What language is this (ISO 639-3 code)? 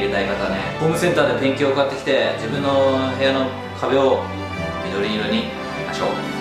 jpn